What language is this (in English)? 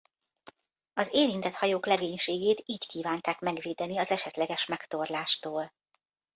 Hungarian